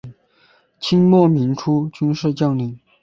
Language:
Chinese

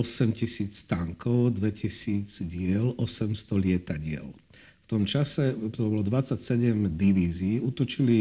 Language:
Slovak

